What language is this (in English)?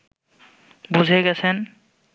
Bangla